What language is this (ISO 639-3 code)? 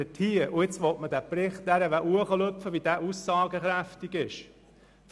gsw